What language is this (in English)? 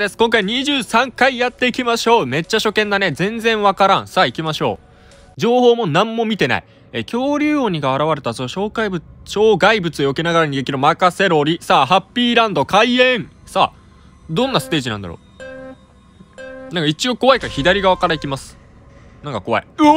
Japanese